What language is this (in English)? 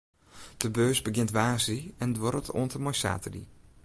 Western Frisian